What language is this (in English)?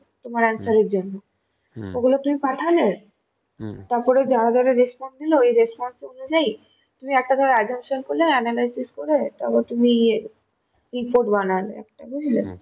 Bangla